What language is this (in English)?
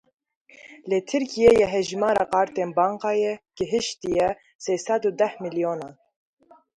Kurdish